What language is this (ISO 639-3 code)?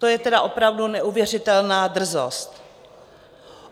ces